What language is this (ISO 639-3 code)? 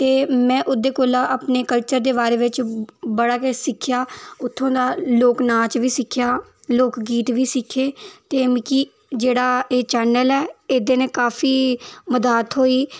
doi